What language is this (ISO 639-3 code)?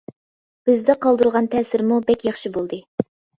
uig